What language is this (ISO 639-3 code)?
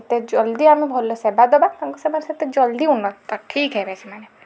ori